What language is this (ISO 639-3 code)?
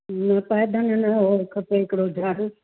snd